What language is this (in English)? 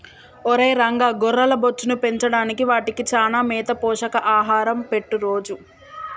Telugu